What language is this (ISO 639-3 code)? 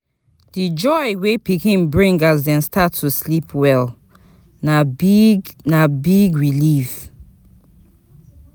pcm